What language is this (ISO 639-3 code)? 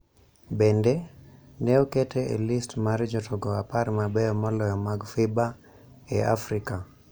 luo